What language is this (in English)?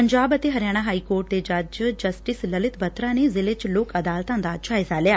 Punjabi